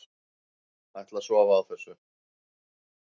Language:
Icelandic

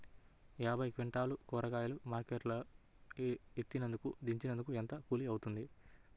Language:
Telugu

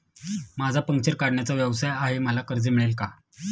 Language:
Marathi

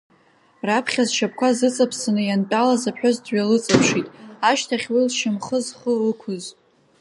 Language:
Abkhazian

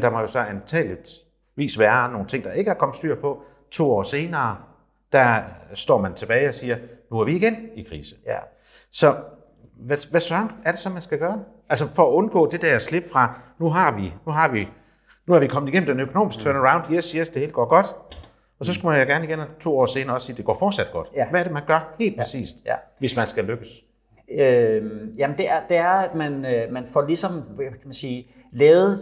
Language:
Danish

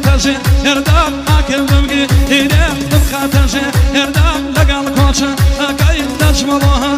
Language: Arabic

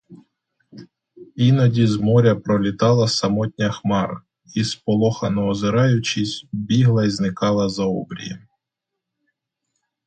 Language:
Ukrainian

